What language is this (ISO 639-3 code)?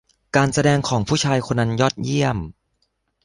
tha